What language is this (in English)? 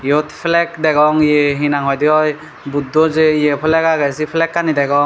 Chakma